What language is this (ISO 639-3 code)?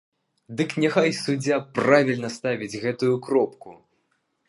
bel